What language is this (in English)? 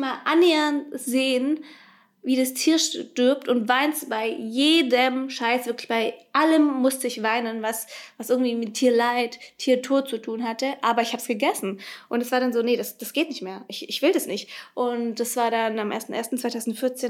German